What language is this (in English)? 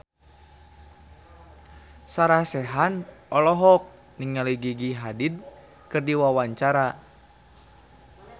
Sundanese